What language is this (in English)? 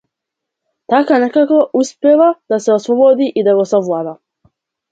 Macedonian